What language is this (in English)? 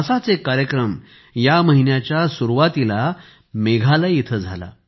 Marathi